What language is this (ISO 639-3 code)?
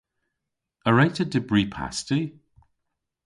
cor